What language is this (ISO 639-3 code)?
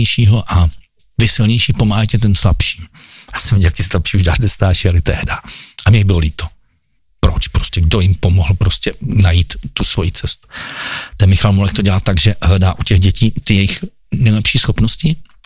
ces